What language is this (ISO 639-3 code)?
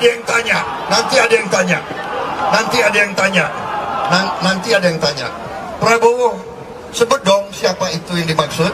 ind